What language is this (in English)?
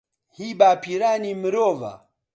Central Kurdish